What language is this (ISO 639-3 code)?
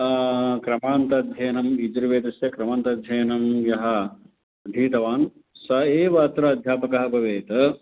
san